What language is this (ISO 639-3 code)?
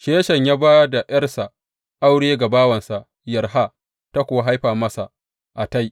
hau